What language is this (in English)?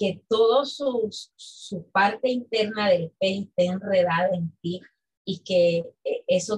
Spanish